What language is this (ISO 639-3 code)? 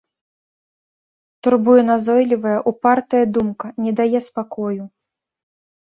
bel